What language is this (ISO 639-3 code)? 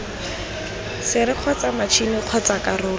tsn